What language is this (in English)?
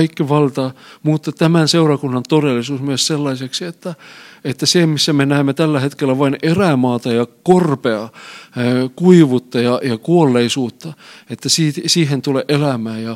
Finnish